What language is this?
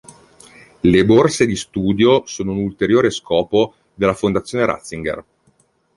Italian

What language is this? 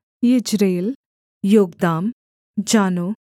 Hindi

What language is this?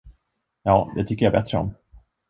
Swedish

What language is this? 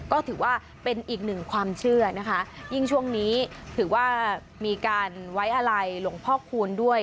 Thai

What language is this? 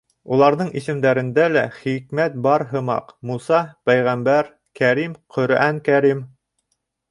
Bashkir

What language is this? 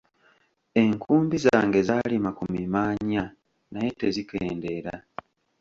Ganda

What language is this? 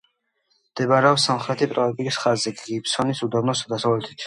Georgian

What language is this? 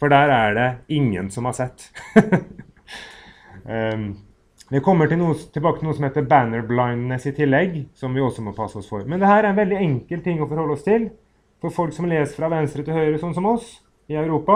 Norwegian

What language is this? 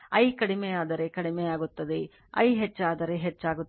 Kannada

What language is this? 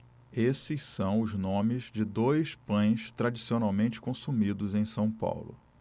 Portuguese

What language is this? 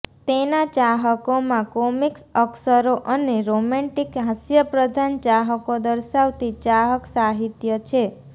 Gujarati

